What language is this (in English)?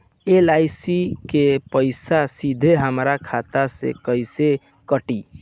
Bhojpuri